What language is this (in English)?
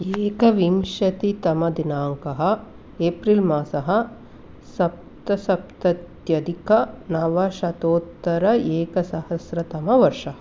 Sanskrit